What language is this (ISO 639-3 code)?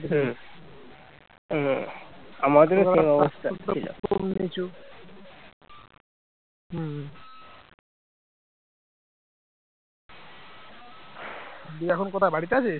ben